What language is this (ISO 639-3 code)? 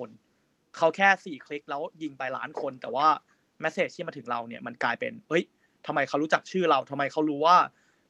tha